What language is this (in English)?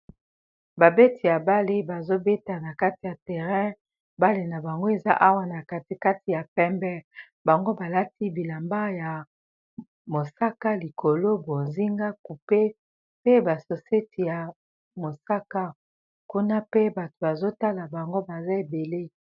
Lingala